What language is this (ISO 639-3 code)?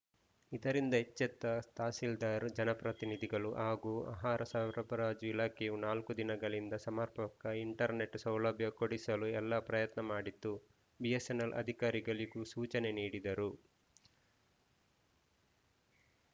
kan